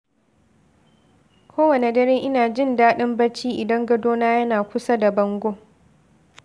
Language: Hausa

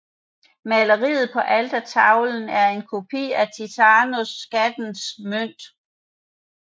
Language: Danish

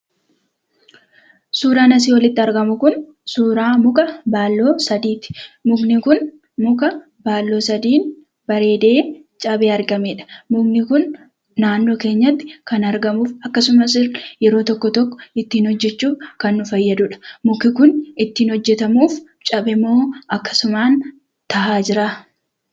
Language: Oromo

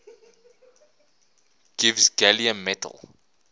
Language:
English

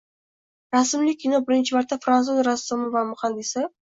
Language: Uzbek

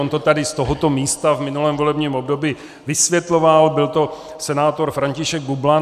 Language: Czech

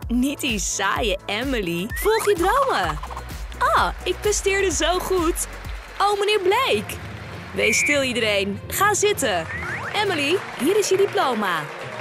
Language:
Dutch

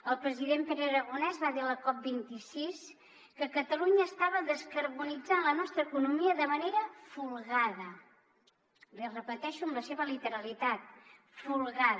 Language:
Catalan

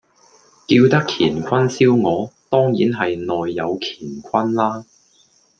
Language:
Cantonese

